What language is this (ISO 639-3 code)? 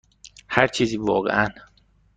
fas